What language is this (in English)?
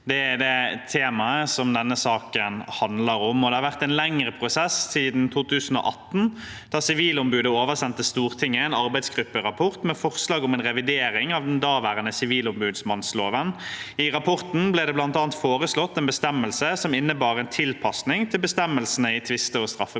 Norwegian